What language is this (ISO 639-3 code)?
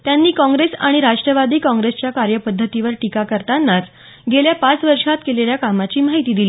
mar